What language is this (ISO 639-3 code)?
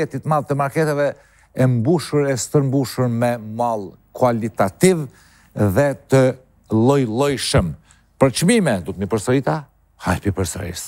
ron